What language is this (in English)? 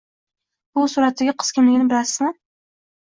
Uzbek